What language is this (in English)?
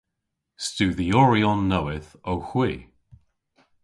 Cornish